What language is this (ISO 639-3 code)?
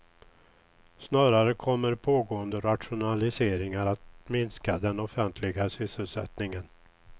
swe